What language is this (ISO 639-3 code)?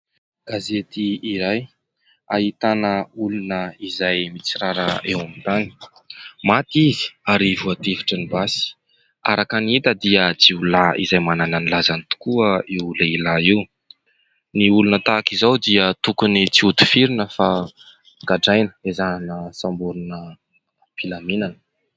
mlg